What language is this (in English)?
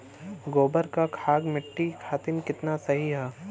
Bhojpuri